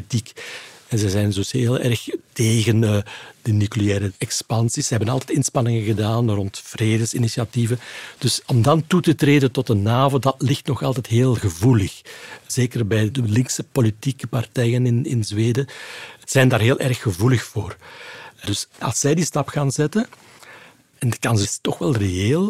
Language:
Dutch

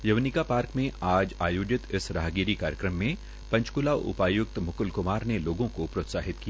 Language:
Hindi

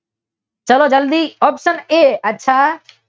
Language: Gujarati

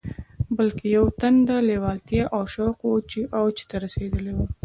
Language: Pashto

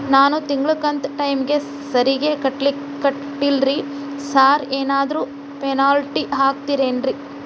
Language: Kannada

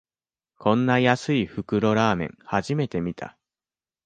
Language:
Japanese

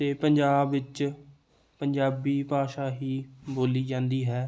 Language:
Punjabi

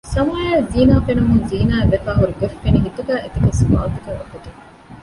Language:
Divehi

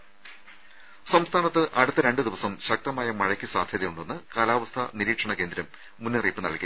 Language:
Malayalam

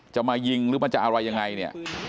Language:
Thai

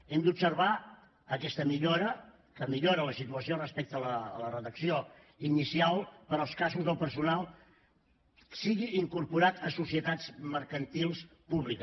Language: Catalan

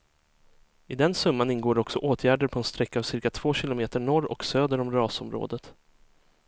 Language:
Swedish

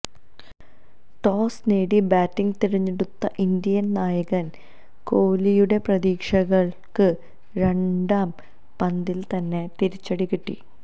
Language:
Malayalam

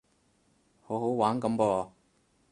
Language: Cantonese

